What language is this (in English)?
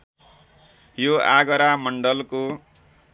Nepali